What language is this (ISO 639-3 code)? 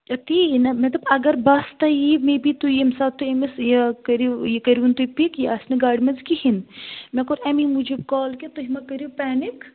kas